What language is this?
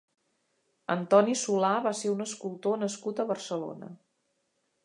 Catalan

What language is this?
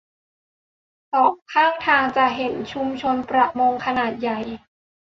Thai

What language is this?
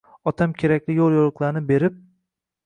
Uzbek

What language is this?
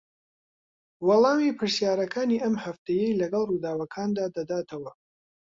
Central Kurdish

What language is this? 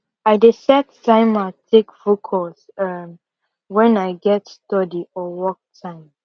Nigerian Pidgin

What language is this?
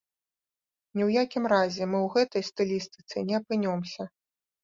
Belarusian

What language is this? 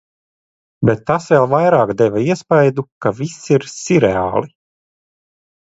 Latvian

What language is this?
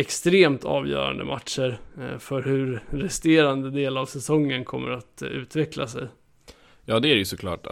Swedish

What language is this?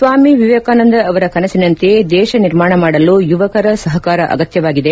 Kannada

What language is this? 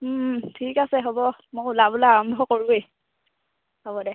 Assamese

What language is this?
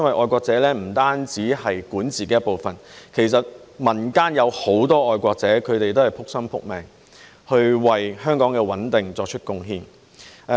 Cantonese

